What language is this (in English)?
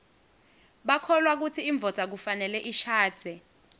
Swati